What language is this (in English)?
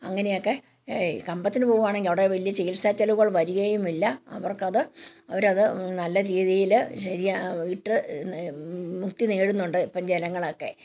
Malayalam